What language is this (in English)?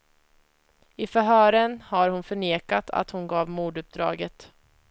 Swedish